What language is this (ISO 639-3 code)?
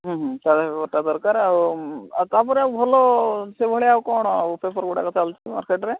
ori